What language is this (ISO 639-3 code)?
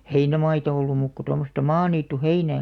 fin